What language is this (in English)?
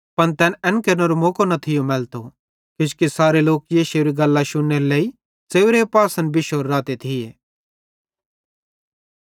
Bhadrawahi